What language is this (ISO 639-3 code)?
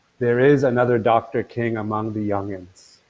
eng